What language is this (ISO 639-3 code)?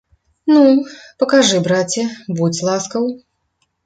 bel